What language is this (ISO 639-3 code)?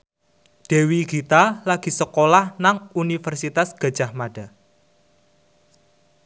jav